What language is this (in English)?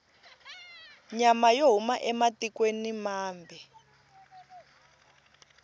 Tsonga